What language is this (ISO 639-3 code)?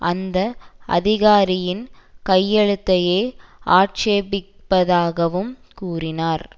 tam